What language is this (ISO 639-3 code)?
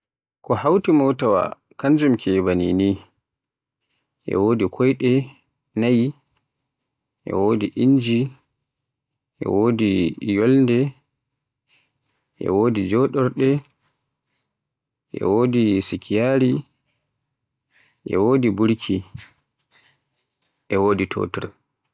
fue